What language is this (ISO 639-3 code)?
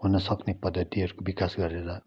nep